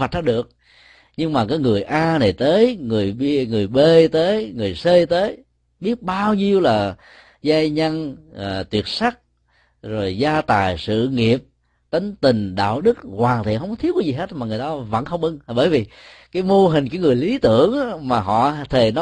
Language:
Vietnamese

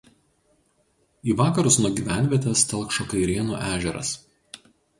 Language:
Lithuanian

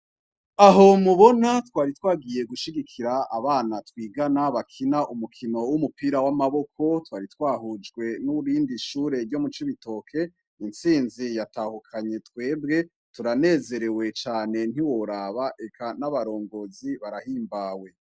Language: Rundi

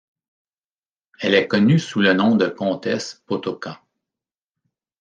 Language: French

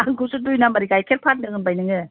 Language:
Bodo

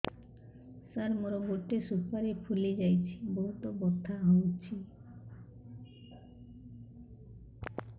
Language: Odia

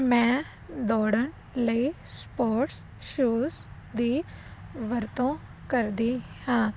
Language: Punjabi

